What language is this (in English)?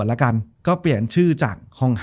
Thai